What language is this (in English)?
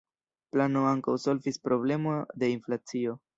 Esperanto